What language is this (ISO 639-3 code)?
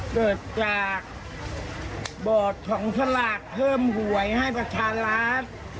tha